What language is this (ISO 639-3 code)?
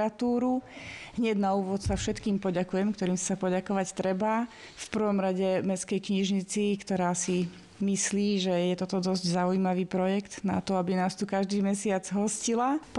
slk